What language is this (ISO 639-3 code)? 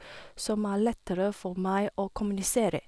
nor